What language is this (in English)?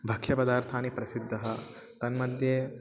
Sanskrit